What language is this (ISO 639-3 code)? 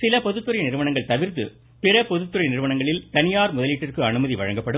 tam